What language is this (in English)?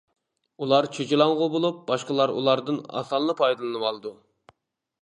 Uyghur